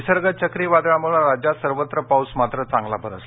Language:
Marathi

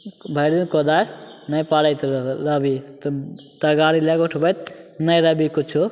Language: Maithili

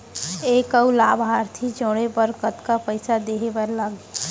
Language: Chhattisgarhi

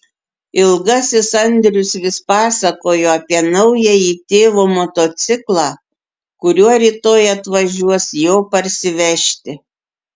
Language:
Lithuanian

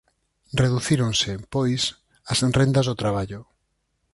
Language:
Galician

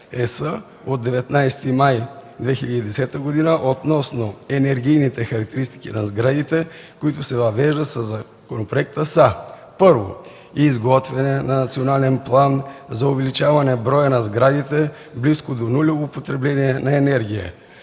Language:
Bulgarian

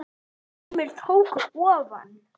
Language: Icelandic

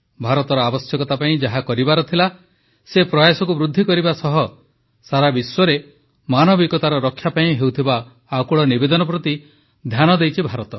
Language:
Odia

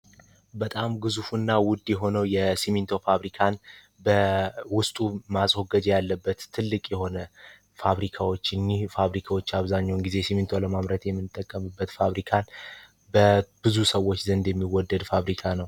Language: Amharic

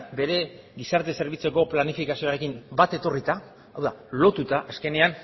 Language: Basque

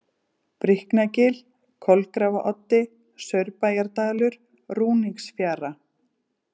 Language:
Icelandic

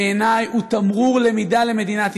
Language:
Hebrew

